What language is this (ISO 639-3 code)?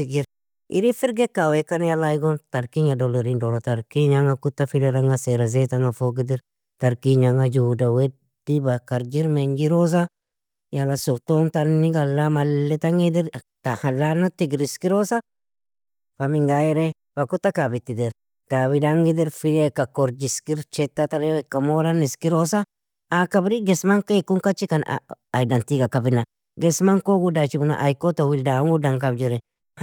fia